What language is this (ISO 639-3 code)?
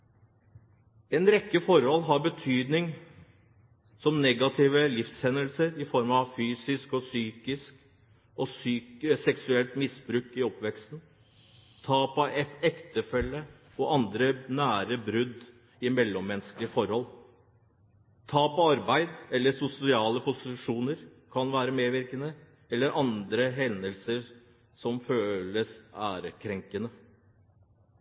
nob